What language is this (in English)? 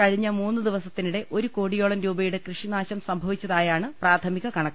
Malayalam